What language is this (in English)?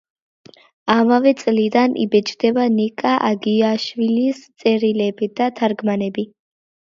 Georgian